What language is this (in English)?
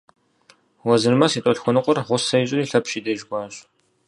Kabardian